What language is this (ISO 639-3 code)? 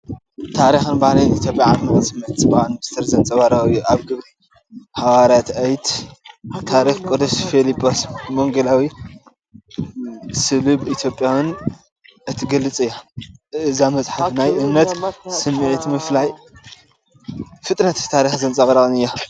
tir